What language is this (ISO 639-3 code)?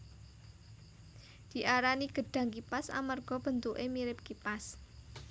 jav